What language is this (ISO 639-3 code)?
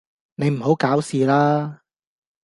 yue